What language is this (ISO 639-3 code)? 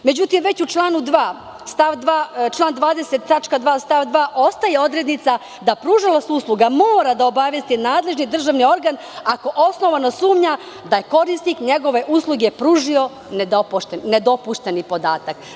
srp